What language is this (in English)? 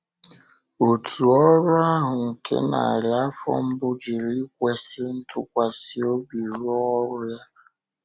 Igbo